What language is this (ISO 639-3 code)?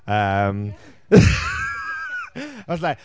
cym